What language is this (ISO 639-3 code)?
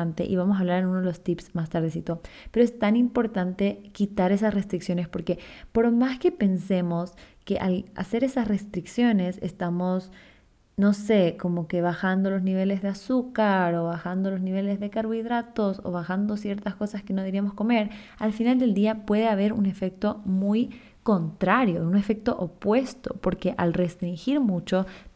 spa